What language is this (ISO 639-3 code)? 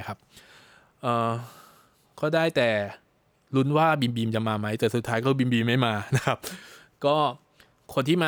tha